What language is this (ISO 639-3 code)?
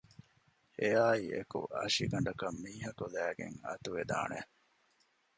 div